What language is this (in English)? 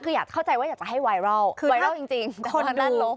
Thai